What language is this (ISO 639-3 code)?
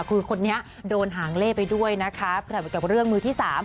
tha